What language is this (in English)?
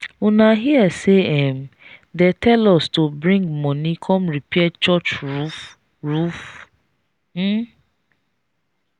Nigerian Pidgin